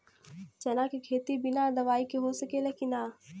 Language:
Bhojpuri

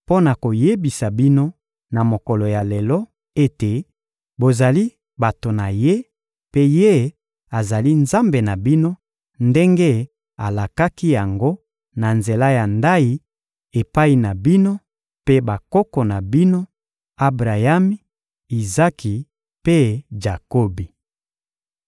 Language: Lingala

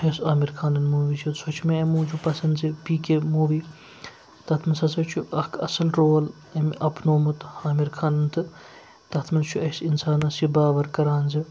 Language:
Kashmiri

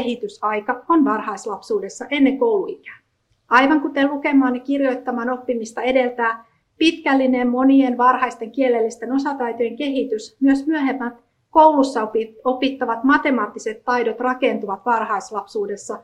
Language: Finnish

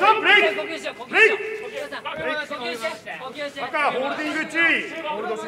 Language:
Japanese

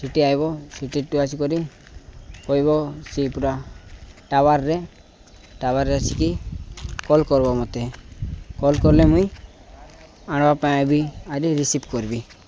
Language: Odia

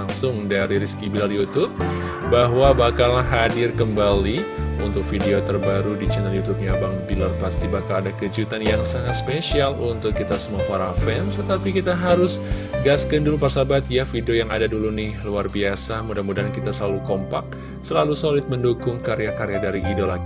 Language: Indonesian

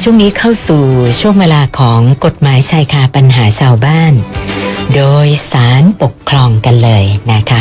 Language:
Thai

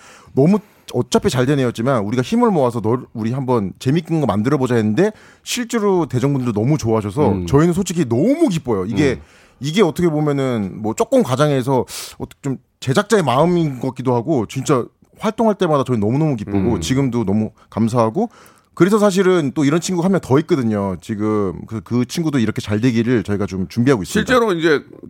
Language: Korean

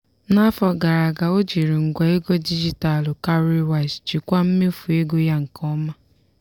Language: Igbo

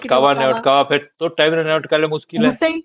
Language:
Odia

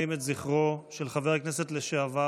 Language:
Hebrew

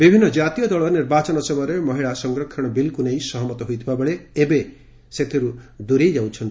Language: Odia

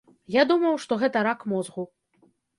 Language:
Belarusian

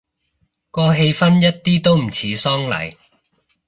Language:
Cantonese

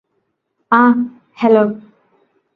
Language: Malayalam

